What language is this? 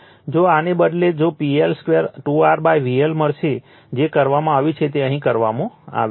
Gujarati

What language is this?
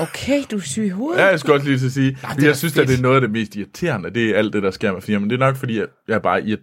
Danish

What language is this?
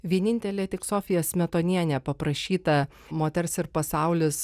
Lithuanian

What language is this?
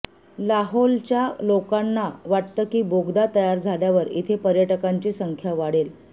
Marathi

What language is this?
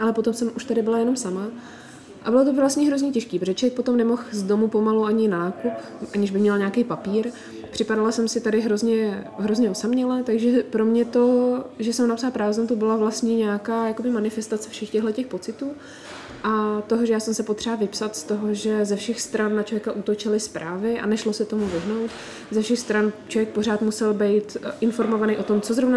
Czech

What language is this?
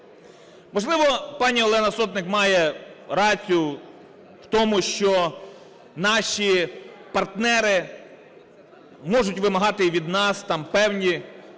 Ukrainian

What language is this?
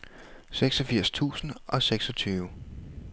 Danish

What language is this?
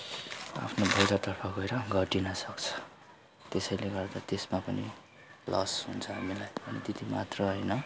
Nepali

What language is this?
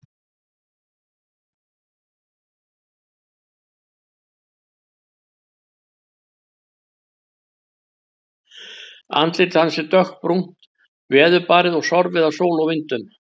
Icelandic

